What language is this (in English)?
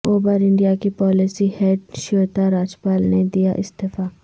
Urdu